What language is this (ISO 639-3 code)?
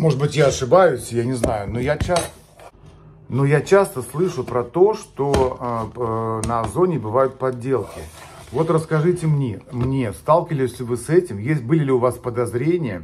rus